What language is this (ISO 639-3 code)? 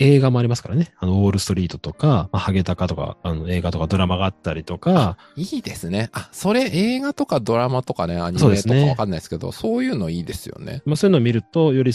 jpn